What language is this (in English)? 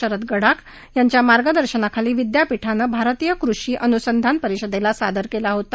Marathi